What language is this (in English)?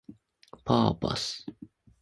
Japanese